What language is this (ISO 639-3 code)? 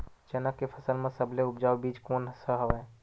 hne